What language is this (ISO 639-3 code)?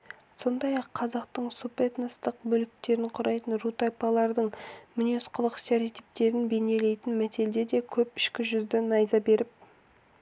kaz